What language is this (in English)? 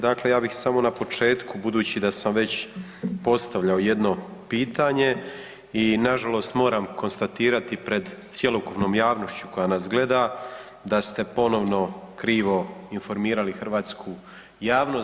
Croatian